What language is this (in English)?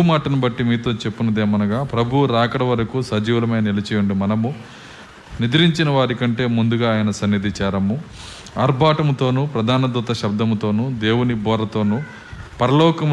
Telugu